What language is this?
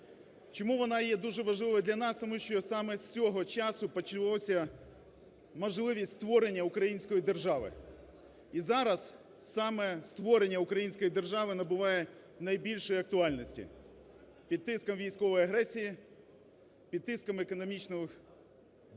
Ukrainian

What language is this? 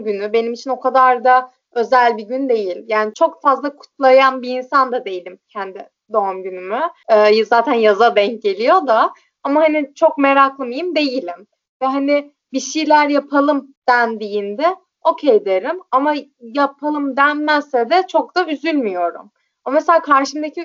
Turkish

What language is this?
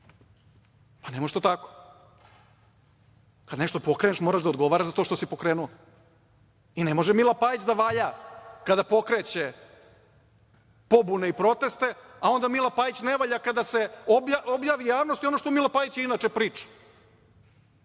Serbian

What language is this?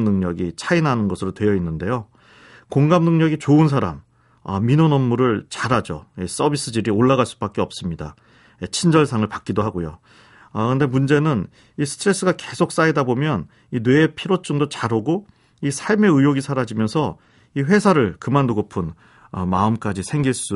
Korean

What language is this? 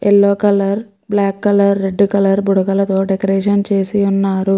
Telugu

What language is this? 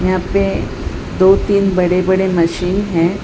Hindi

